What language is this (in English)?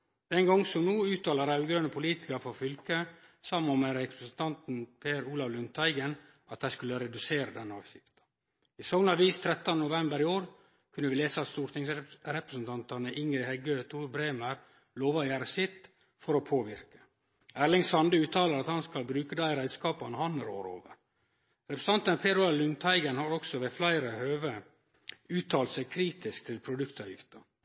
Norwegian Nynorsk